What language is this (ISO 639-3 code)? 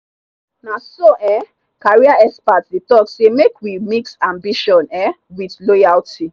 pcm